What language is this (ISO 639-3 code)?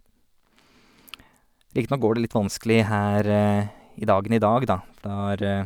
nor